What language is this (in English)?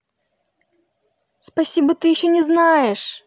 Russian